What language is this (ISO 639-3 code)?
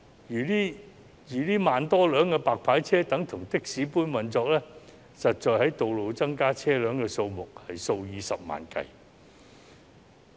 yue